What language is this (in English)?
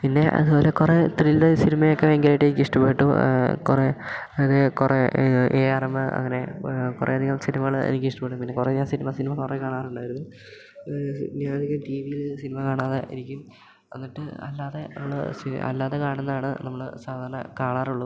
Malayalam